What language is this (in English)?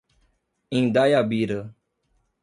Portuguese